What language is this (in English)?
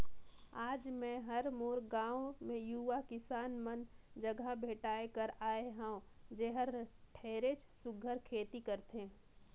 Chhattisgarhi